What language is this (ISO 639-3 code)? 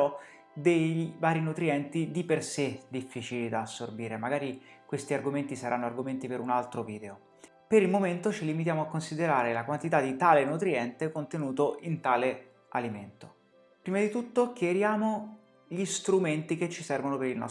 ita